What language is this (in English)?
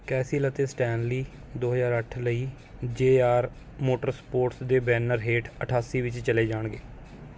Punjabi